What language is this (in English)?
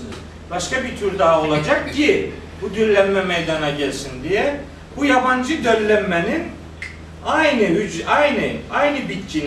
Turkish